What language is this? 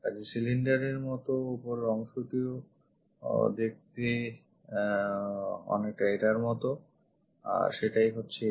Bangla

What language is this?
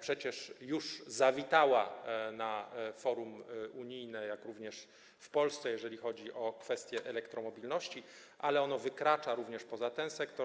Polish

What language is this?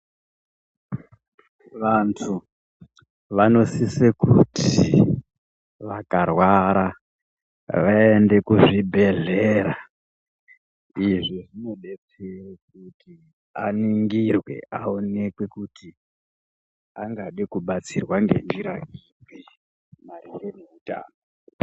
Ndau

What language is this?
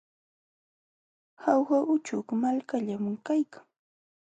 Jauja Wanca Quechua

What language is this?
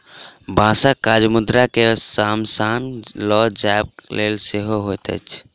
Maithili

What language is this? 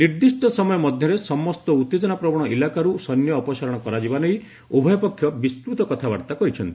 Odia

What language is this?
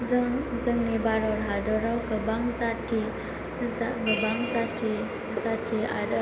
Bodo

